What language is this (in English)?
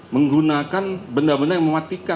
Indonesian